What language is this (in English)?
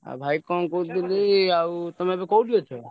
Odia